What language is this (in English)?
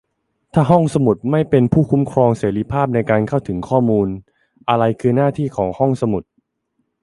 Thai